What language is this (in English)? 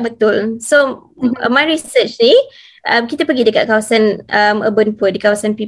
Malay